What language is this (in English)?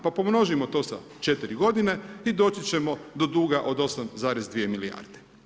Croatian